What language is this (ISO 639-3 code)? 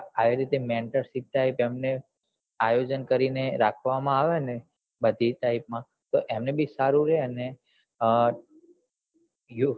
guj